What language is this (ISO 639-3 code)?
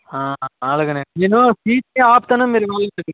tel